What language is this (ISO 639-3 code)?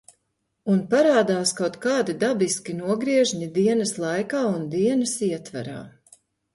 lav